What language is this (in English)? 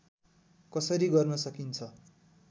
Nepali